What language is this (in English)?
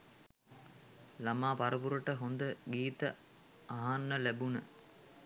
Sinhala